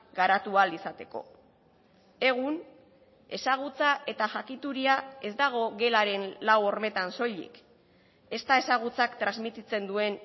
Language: Basque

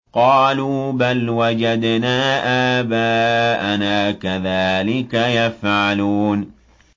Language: Arabic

